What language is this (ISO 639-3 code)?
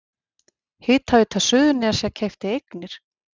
isl